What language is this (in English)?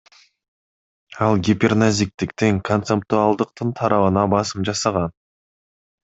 Kyrgyz